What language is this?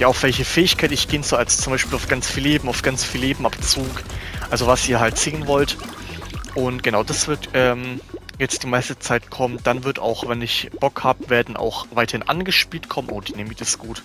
German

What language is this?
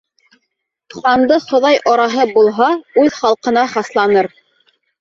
Bashkir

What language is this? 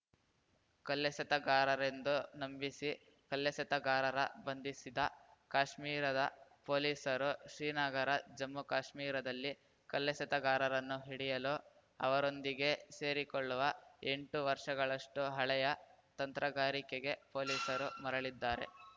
Kannada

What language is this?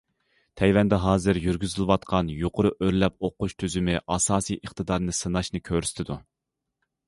Uyghur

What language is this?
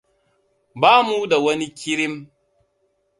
Hausa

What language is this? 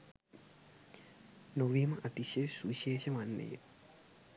Sinhala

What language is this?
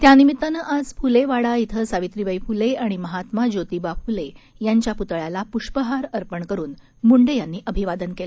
Marathi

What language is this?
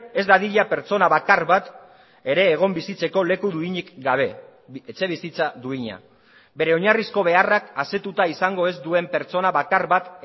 Basque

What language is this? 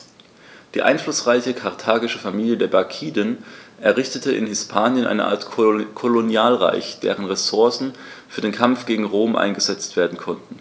German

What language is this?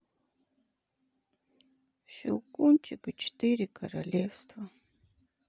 Russian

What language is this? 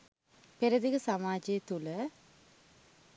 Sinhala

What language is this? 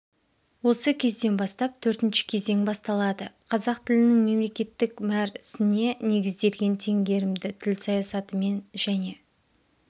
Kazakh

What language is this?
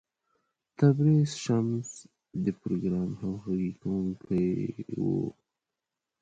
Pashto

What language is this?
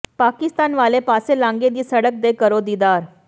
Punjabi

